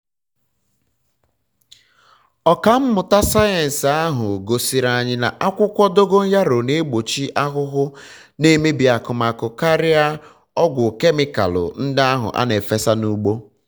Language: Igbo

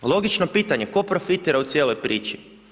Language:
Croatian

